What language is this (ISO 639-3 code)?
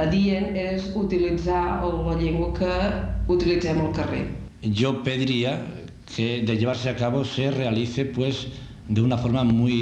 spa